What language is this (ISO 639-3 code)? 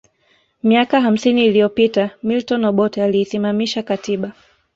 swa